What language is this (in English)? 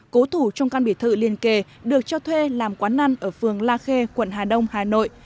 Vietnamese